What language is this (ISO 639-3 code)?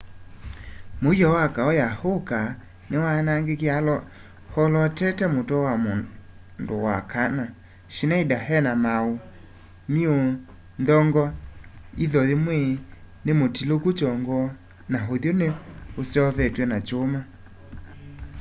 kam